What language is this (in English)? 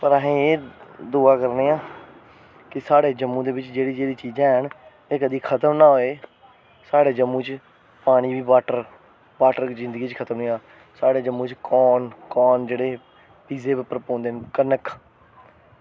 Dogri